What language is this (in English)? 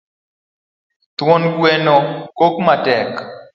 Luo (Kenya and Tanzania)